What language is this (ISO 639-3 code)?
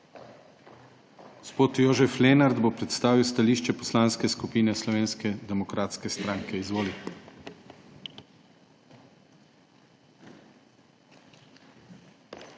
slv